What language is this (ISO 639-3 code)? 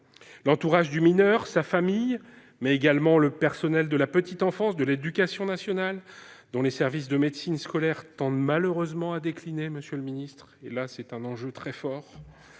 fra